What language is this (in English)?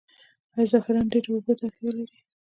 Pashto